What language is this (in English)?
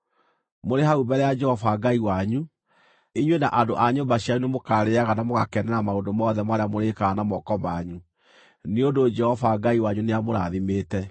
Kikuyu